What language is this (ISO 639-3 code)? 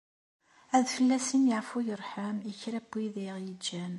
kab